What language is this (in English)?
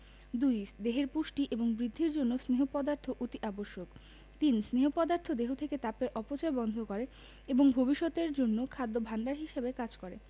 Bangla